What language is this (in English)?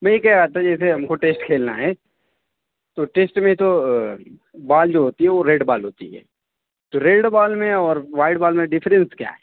Urdu